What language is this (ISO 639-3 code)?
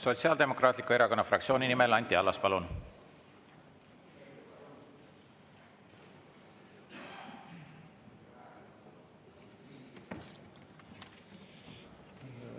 est